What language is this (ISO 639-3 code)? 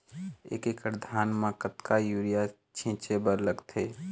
hne